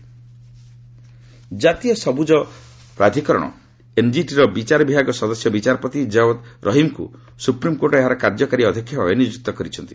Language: Odia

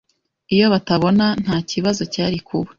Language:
Kinyarwanda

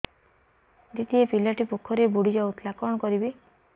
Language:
Odia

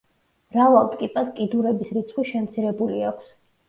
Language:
Georgian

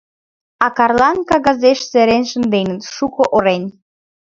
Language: Mari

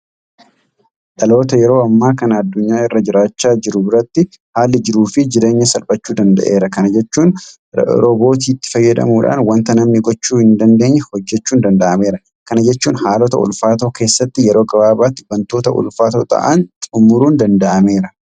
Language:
Oromo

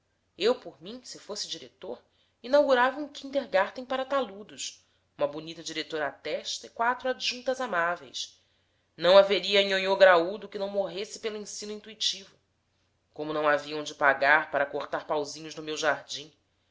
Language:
Portuguese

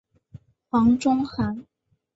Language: Chinese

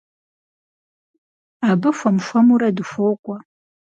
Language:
Kabardian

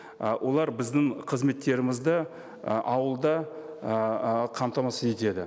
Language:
Kazakh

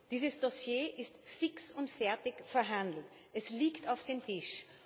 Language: German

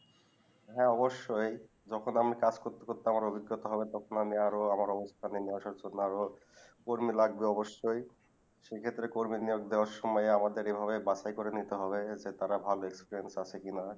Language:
Bangla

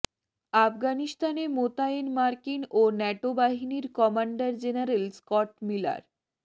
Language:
Bangla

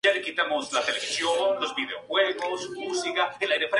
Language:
Spanish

